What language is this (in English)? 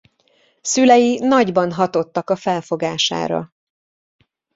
Hungarian